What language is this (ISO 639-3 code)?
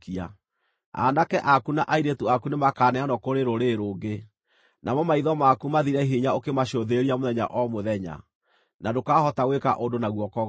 kik